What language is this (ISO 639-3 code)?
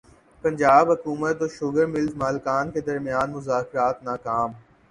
urd